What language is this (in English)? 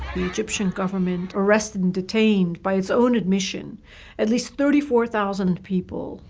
English